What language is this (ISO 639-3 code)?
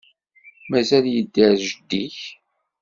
kab